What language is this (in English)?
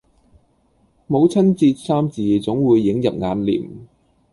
Cantonese